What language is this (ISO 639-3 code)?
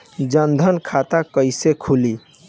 bho